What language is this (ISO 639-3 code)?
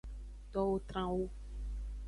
ajg